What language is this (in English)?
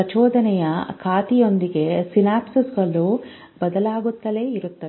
Kannada